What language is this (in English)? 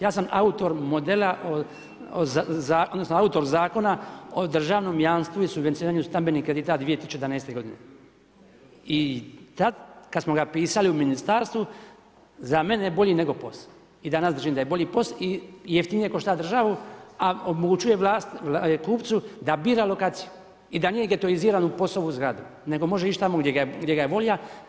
Croatian